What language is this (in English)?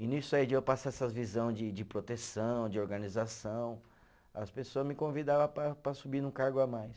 Portuguese